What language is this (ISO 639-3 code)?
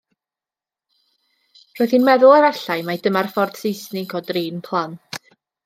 cym